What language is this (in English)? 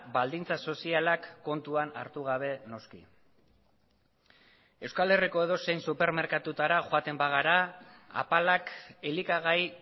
Basque